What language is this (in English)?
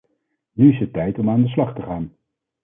Dutch